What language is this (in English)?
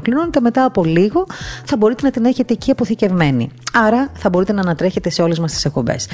Greek